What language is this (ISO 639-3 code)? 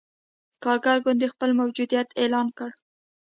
pus